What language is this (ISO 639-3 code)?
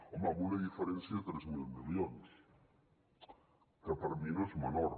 cat